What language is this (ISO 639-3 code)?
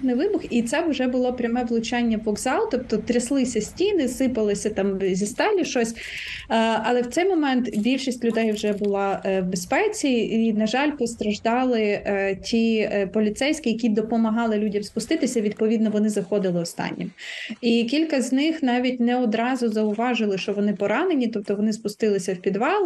ukr